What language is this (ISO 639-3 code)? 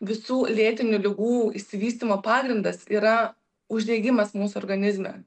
lit